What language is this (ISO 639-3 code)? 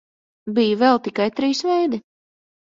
lav